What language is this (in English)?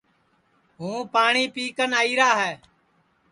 Sansi